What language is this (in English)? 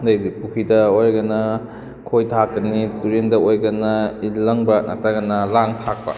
Manipuri